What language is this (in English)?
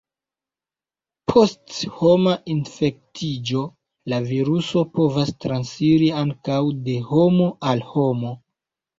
Esperanto